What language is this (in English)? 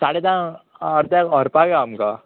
Konkani